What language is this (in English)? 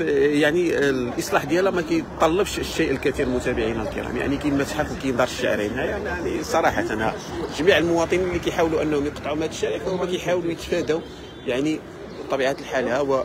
Arabic